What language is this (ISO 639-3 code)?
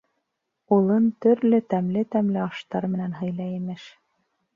bak